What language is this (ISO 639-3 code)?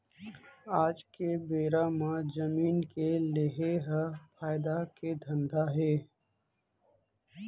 hne